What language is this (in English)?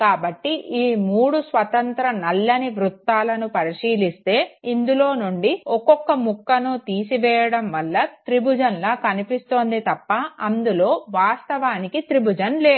Telugu